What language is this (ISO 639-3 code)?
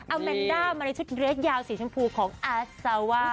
tha